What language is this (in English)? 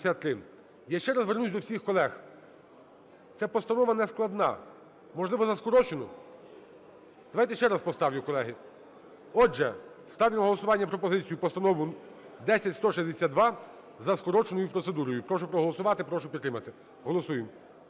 Ukrainian